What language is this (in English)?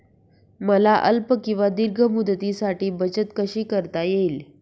Marathi